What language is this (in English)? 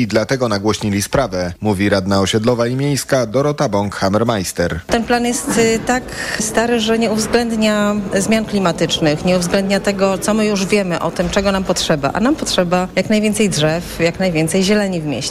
Polish